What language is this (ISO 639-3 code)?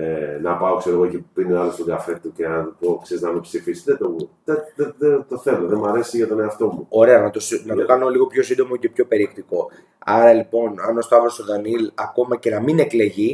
ell